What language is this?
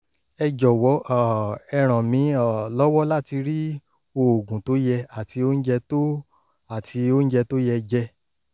Yoruba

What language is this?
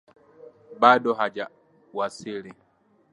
Swahili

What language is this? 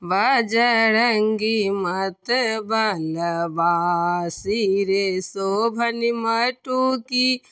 Maithili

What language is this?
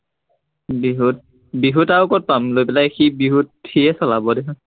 Assamese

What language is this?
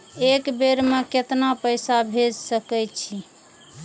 Maithili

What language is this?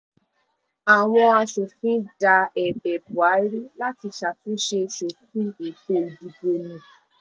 Yoruba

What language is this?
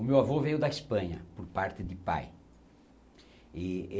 Portuguese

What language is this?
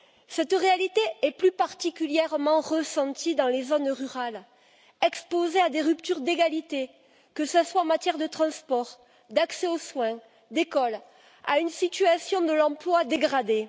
French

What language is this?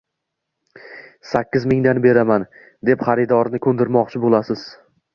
Uzbek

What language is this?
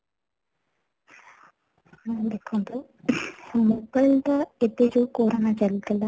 Odia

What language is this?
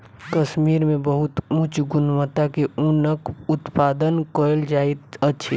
Maithili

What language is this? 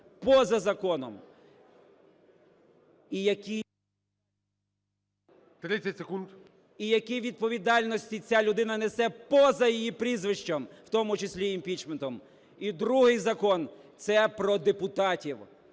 Ukrainian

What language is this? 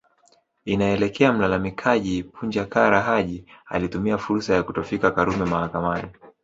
Swahili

